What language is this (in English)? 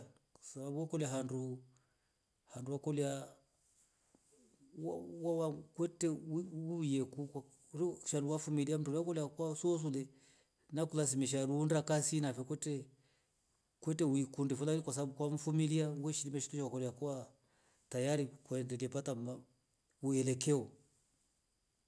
Rombo